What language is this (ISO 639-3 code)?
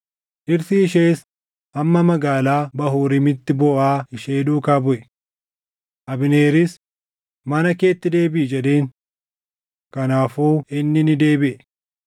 orm